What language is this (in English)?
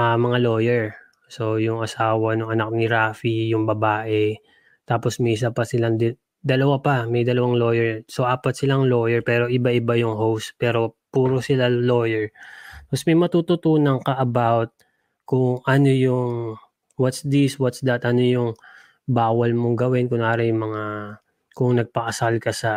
Filipino